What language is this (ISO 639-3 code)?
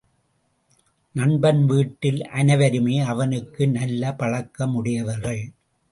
tam